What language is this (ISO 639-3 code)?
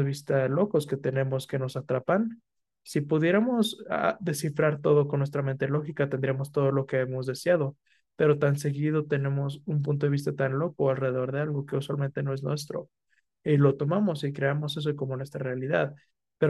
spa